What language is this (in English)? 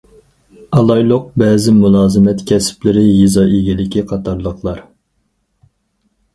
Uyghur